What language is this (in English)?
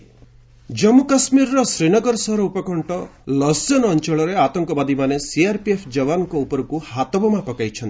Odia